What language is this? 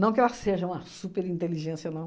Portuguese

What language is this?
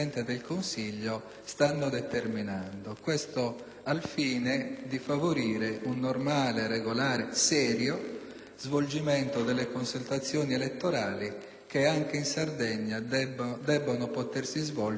Italian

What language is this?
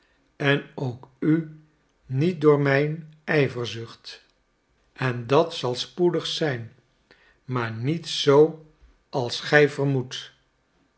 Dutch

